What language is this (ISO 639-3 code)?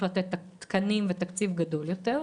heb